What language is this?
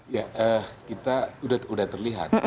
Indonesian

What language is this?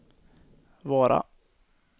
Swedish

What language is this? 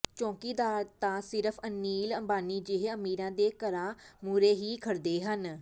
Punjabi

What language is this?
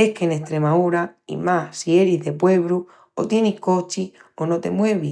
Extremaduran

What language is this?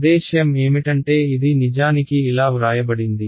Telugu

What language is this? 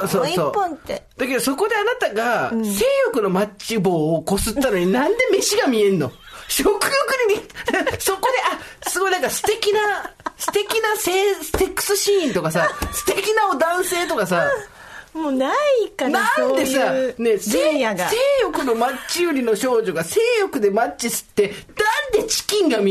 Japanese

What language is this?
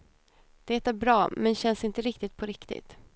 Swedish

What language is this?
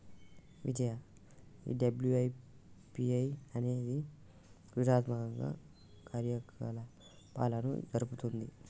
Telugu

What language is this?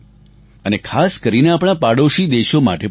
Gujarati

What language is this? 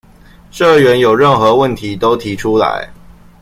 Chinese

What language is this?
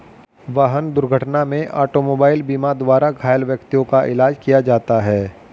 Hindi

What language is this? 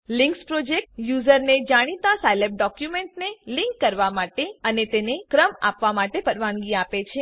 Gujarati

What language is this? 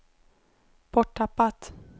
Swedish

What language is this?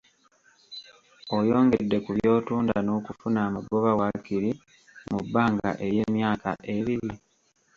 Ganda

